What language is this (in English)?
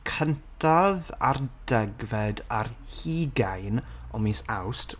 Welsh